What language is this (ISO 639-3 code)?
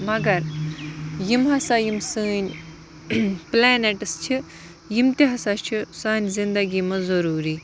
kas